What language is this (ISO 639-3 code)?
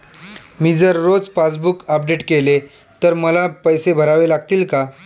mar